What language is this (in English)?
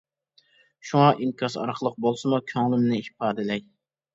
Uyghur